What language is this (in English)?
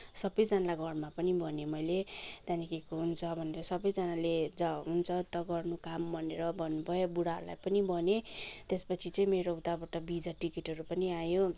Nepali